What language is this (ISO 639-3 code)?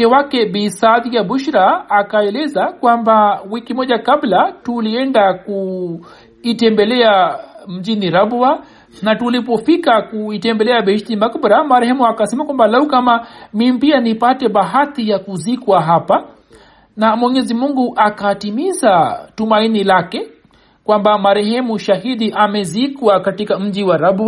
swa